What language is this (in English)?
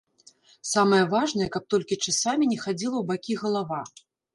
Belarusian